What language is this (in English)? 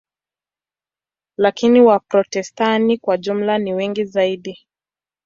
Swahili